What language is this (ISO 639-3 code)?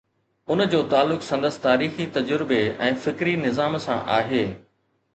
snd